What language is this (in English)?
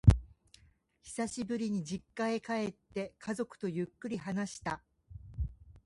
Japanese